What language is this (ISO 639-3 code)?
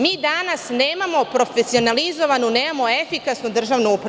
srp